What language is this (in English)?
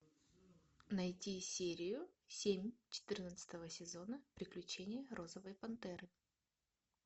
Russian